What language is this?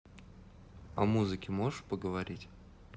Russian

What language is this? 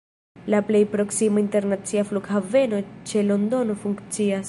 Esperanto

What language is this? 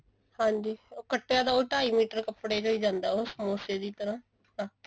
Punjabi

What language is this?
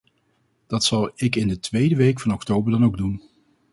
Dutch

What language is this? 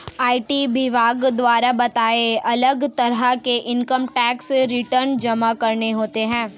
Hindi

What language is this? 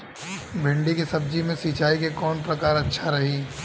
Bhojpuri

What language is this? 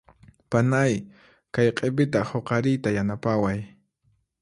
Puno Quechua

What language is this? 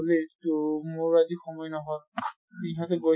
Assamese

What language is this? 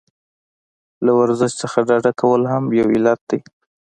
Pashto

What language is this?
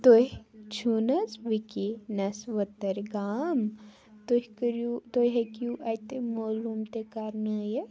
Kashmiri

